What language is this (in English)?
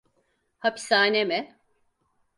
Turkish